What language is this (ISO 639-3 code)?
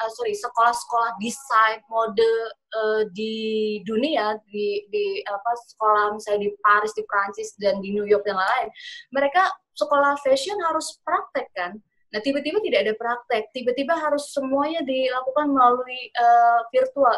ind